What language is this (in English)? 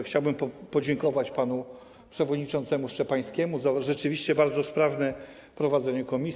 Polish